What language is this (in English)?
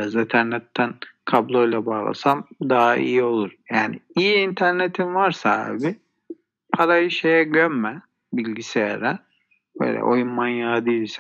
Turkish